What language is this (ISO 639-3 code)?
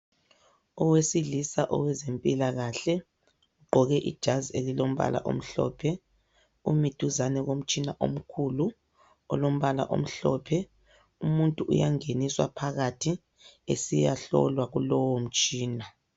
nde